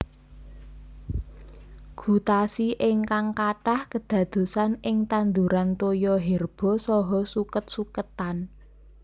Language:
Javanese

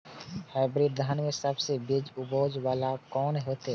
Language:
Maithili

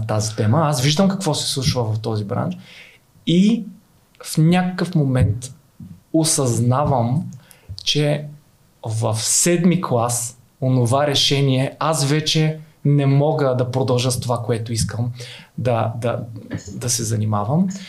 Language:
Bulgarian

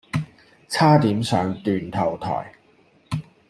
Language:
Cantonese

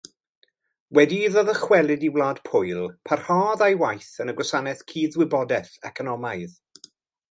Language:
Welsh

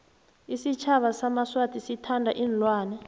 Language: South Ndebele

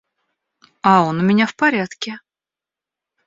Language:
Russian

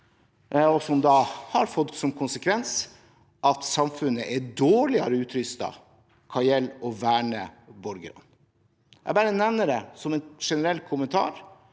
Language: Norwegian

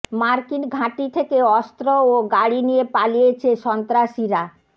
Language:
Bangla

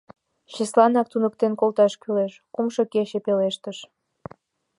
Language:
Mari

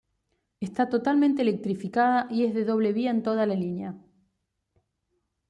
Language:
Spanish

